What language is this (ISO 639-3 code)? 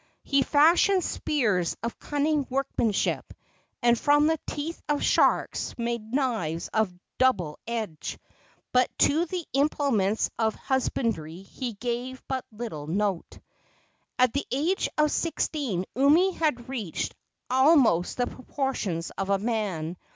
eng